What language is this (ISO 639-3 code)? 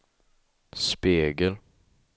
swe